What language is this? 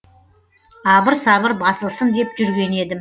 Kazakh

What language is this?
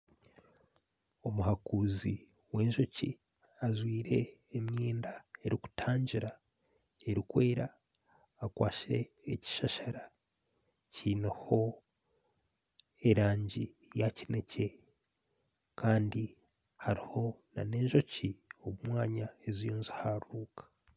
Nyankole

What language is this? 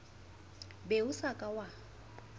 Southern Sotho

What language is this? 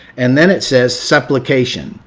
English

